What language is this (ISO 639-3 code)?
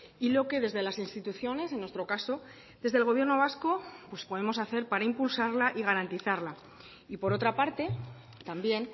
spa